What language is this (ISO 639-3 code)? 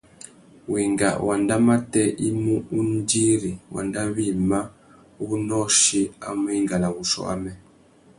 bag